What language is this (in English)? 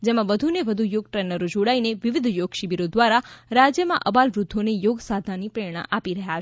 Gujarati